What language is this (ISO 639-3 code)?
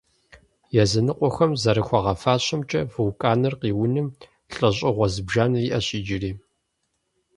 kbd